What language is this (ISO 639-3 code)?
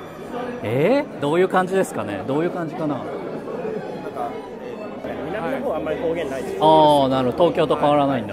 jpn